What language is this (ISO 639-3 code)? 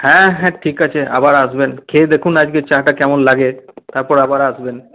ben